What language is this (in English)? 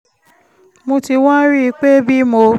Yoruba